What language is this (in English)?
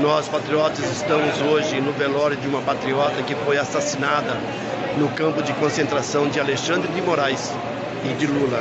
Portuguese